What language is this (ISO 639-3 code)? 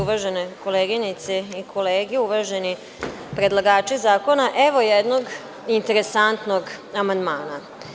srp